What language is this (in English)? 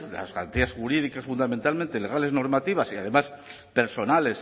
Spanish